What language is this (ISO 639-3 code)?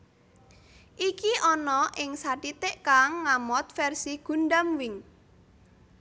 jav